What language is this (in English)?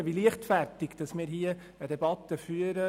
Swiss German